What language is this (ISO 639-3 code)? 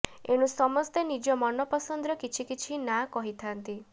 ori